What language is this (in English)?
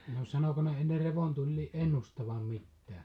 Finnish